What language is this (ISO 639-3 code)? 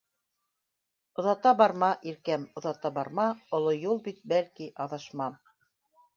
bak